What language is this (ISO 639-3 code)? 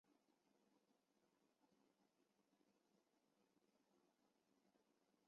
zho